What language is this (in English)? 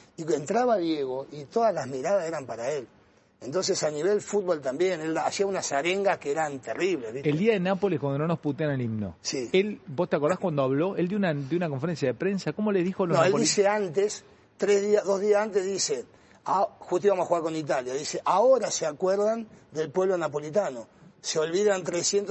Spanish